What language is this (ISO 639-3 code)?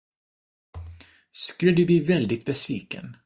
swe